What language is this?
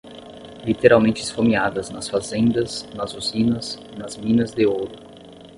Portuguese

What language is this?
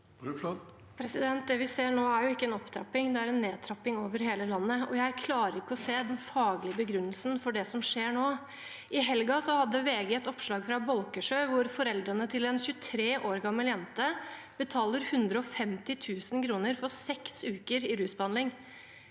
Norwegian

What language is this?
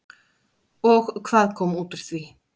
Icelandic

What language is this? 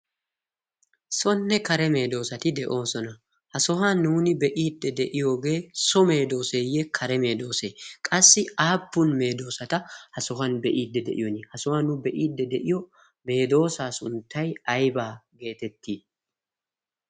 Wolaytta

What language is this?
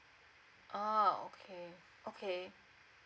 English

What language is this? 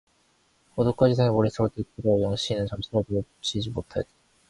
Korean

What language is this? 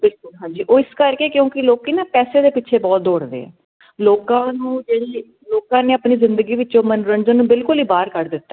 Punjabi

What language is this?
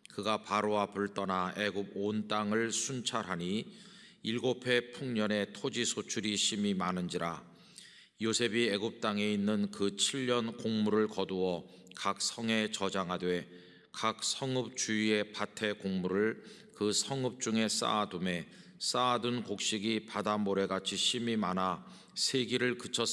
Korean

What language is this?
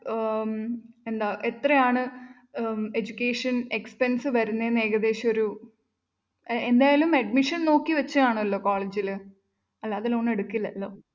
Malayalam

